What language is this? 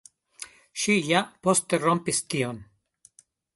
Esperanto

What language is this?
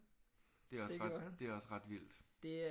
Danish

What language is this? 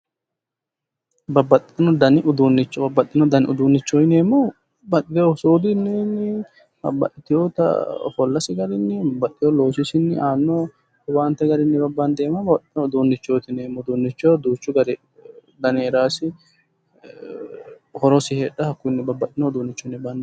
Sidamo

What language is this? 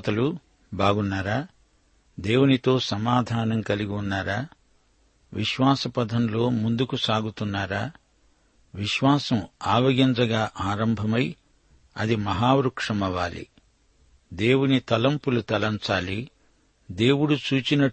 Telugu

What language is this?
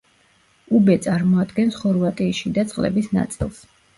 Georgian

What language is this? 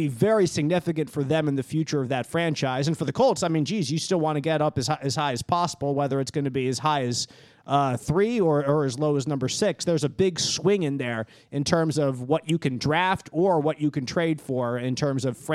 English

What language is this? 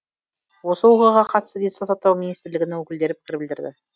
Kazakh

